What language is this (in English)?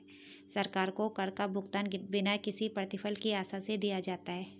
Hindi